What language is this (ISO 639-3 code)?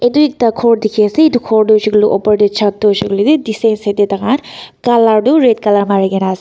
nag